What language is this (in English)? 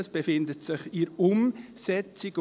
Swiss German